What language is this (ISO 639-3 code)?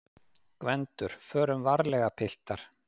isl